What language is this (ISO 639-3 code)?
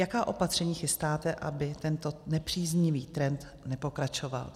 ces